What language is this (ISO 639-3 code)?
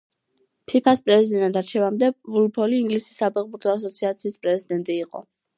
kat